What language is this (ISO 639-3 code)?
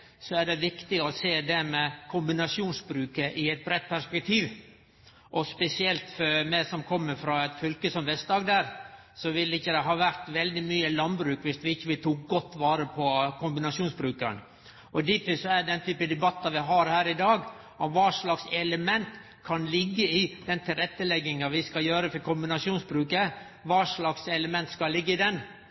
nno